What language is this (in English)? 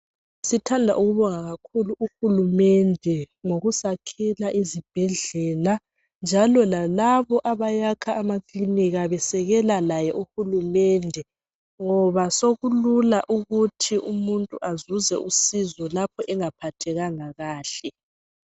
North Ndebele